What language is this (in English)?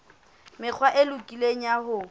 Southern Sotho